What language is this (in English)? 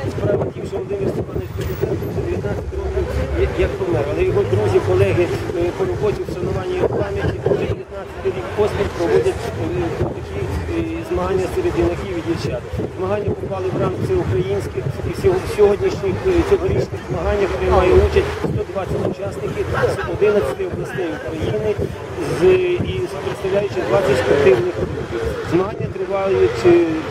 Ukrainian